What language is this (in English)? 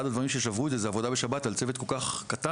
Hebrew